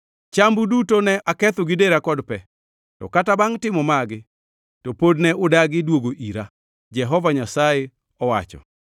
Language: Luo (Kenya and Tanzania)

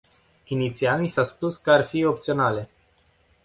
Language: Romanian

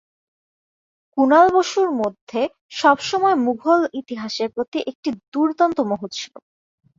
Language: Bangla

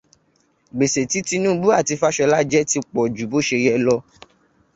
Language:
Yoruba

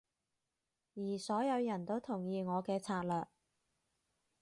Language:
Cantonese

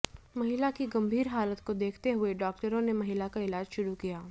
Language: Hindi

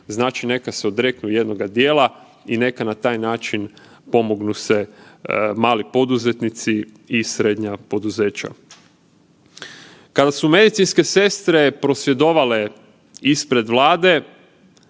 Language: Croatian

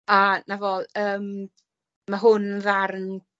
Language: Welsh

